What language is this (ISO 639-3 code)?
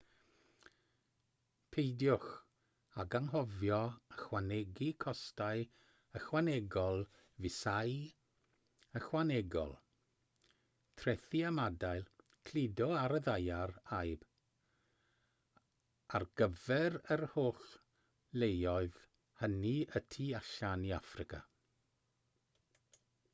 cym